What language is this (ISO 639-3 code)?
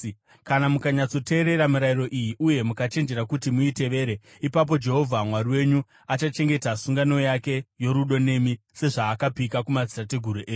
sna